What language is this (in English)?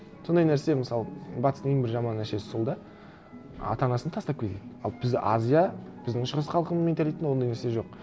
Kazakh